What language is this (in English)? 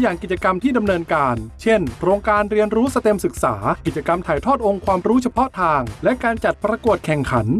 Thai